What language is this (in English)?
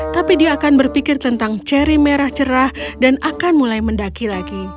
Indonesian